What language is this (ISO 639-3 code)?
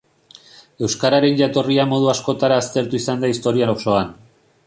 eus